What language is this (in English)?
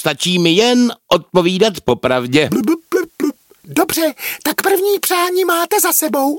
Czech